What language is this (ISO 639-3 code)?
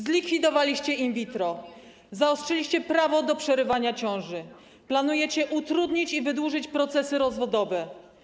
pol